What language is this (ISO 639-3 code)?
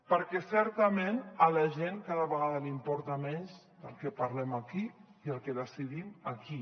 cat